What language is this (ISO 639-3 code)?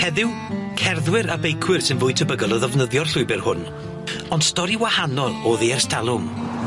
cym